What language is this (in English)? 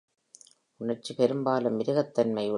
Tamil